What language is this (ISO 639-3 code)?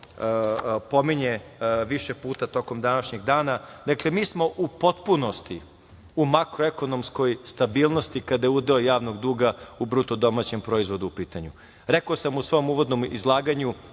srp